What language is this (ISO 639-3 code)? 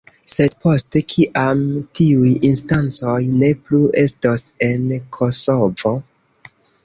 epo